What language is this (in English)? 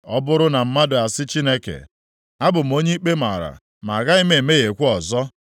Igbo